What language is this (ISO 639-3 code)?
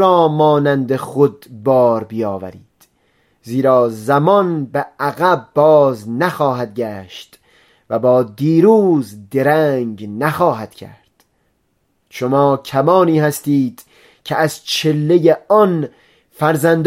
fas